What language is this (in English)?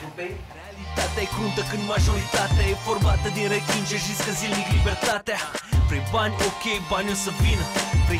Romanian